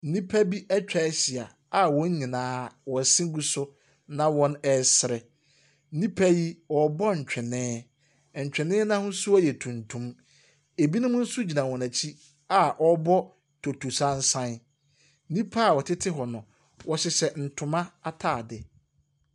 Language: Akan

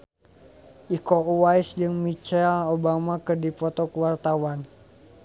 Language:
Sundanese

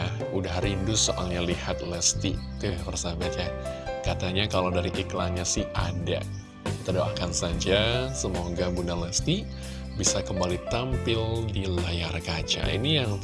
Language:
Indonesian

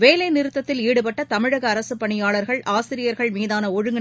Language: Tamil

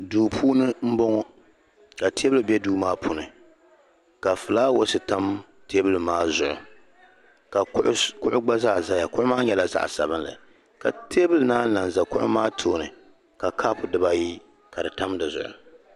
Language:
Dagbani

